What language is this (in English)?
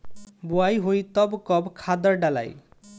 Bhojpuri